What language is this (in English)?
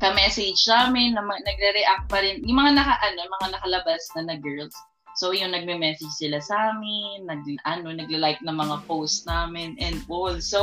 Filipino